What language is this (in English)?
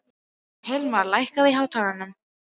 Icelandic